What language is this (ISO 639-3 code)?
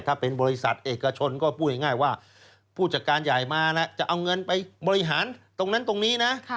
tha